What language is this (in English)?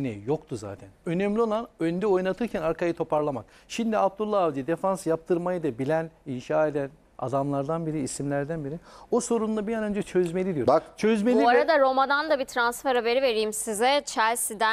Turkish